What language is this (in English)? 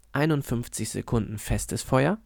German